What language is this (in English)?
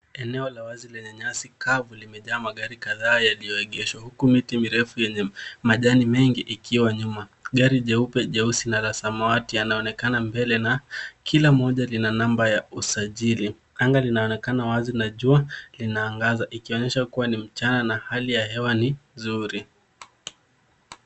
Swahili